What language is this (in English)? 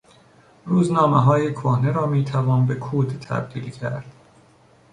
Persian